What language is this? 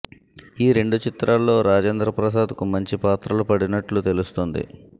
Telugu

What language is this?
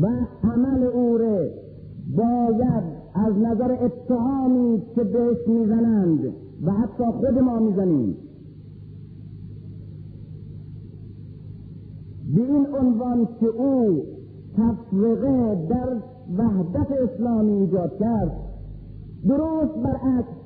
Persian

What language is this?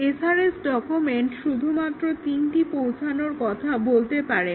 Bangla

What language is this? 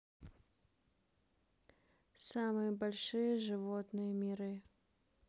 Russian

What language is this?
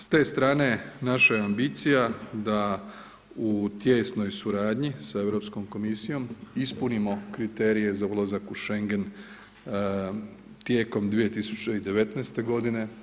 Croatian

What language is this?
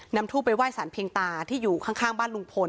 Thai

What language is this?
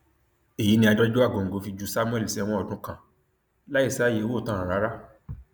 Yoruba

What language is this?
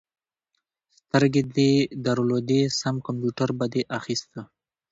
Pashto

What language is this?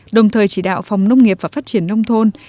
Vietnamese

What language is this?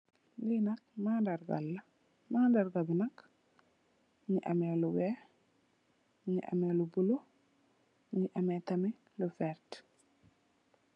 Wolof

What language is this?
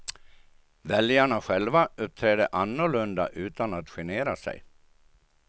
Swedish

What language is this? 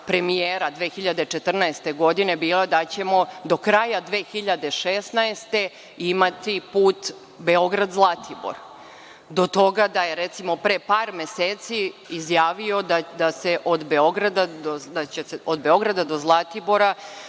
Serbian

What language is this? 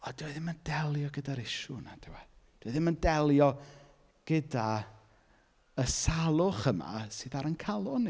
Welsh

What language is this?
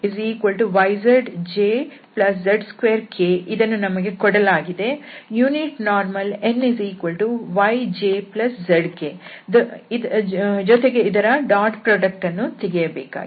Kannada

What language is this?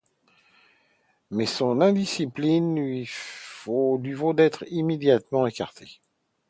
French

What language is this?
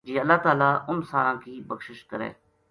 Gujari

